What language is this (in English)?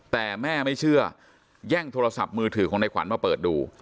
Thai